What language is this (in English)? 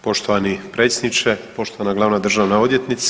Croatian